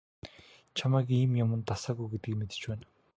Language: Mongolian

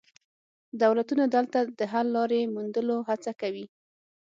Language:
Pashto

